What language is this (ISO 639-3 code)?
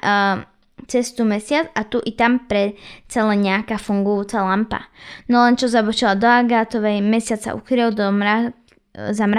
slk